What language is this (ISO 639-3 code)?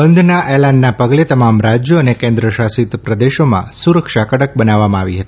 guj